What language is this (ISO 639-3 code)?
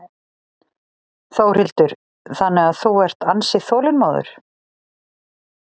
isl